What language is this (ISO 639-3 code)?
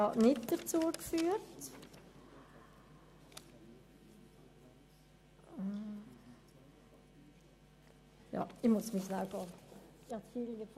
gsw